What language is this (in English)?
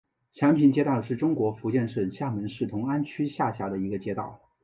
Chinese